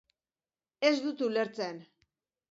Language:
Basque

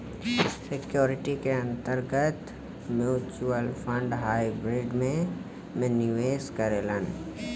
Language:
Bhojpuri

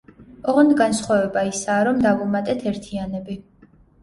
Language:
Georgian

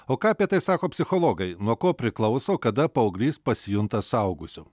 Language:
Lithuanian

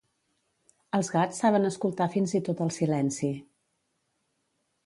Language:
Catalan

